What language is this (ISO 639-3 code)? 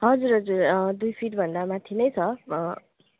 nep